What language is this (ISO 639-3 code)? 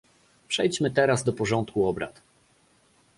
pol